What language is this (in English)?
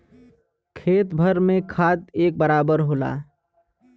Bhojpuri